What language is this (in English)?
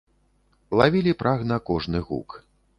Belarusian